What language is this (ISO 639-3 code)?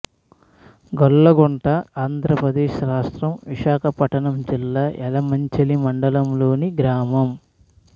tel